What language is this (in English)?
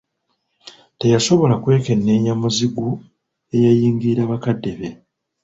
Ganda